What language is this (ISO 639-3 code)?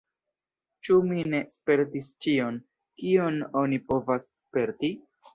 epo